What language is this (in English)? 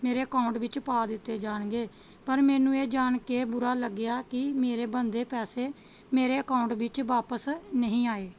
Punjabi